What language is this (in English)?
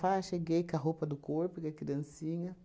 Portuguese